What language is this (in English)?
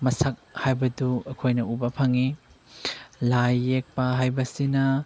Manipuri